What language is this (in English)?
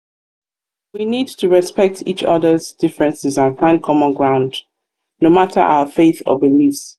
Nigerian Pidgin